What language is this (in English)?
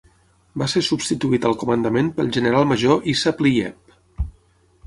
Catalan